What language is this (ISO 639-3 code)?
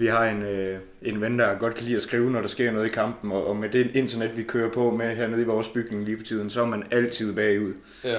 dan